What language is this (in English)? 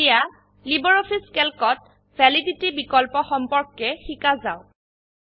Assamese